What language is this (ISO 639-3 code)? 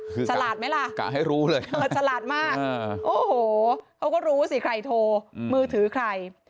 tha